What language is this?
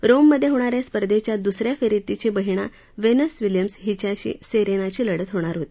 Marathi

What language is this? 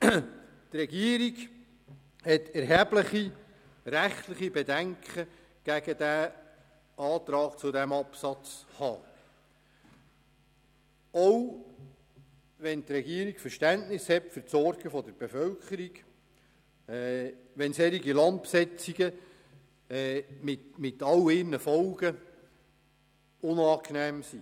Swiss German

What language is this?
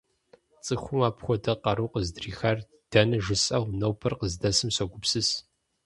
Kabardian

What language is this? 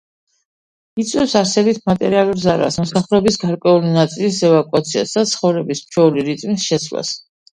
Georgian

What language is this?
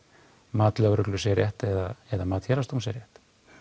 Icelandic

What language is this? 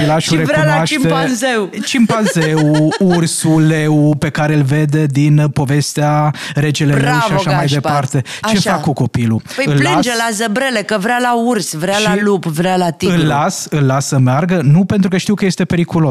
Romanian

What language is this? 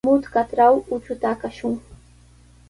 Sihuas Ancash Quechua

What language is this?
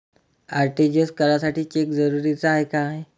Marathi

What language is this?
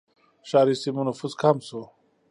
Pashto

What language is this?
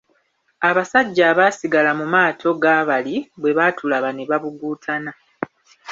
Ganda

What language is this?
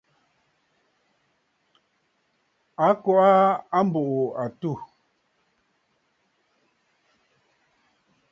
Bafut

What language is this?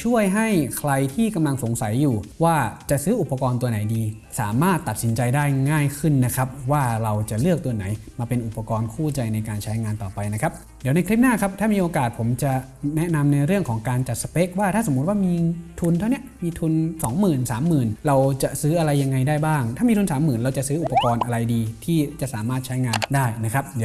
Thai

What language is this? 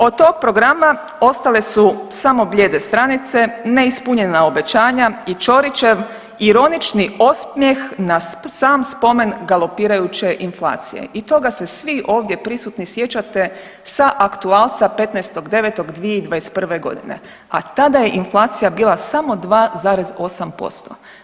Croatian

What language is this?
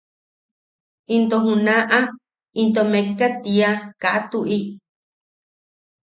Yaqui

